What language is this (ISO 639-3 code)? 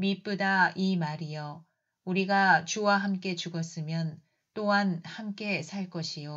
kor